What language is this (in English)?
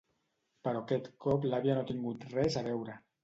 Catalan